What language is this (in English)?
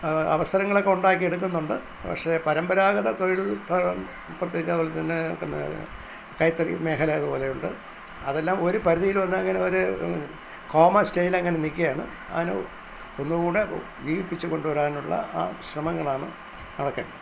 Malayalam